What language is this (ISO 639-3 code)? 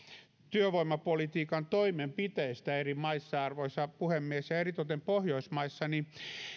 fin